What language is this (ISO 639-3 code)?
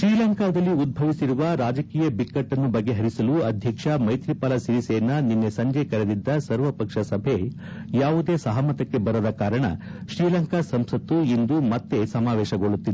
kan